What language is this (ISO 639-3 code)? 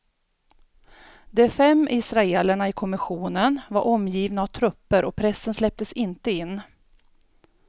swe